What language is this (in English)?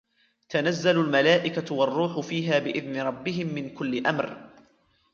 Arabic